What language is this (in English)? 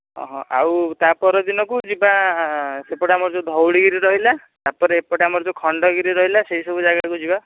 Odia